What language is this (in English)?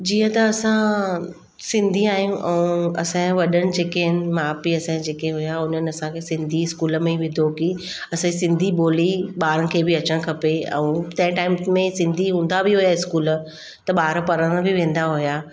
Sindhi